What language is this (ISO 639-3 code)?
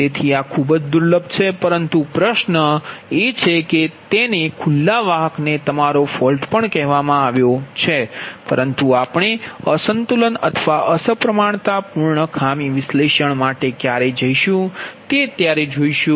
guj